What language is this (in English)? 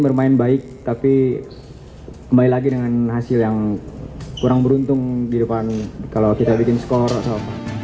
Indonesian